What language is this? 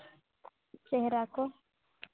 Santali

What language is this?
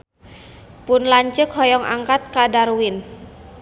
Sundanese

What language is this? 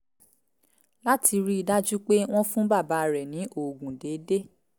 Yoruba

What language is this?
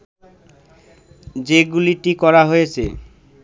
Bangla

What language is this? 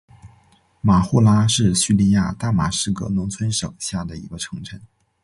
Chinese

